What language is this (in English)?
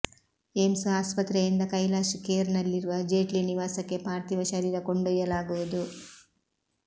Kannada